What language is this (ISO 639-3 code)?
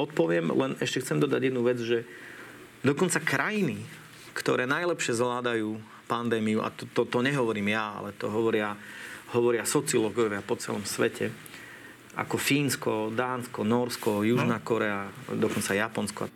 slk